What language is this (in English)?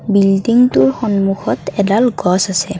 Assamese